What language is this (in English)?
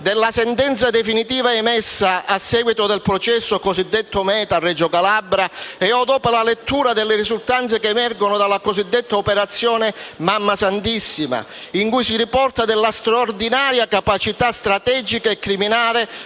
Italian